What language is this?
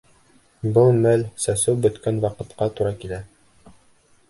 Bashkir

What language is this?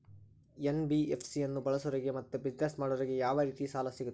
Kannada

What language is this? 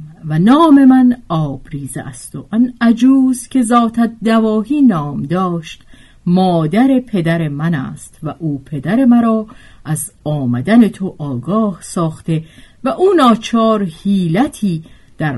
Persian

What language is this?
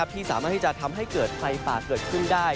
Thai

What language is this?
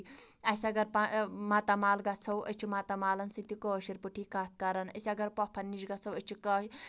Kashmiri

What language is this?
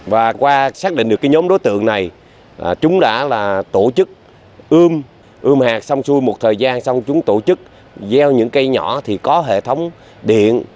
Vietnamese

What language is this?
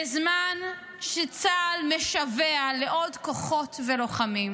Hebrew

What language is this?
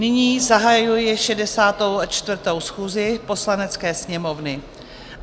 Czech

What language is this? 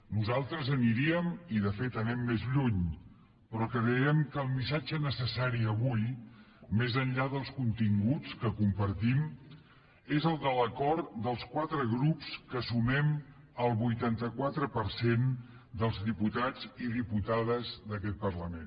Catalan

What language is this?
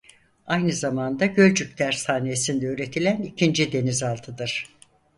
Turkish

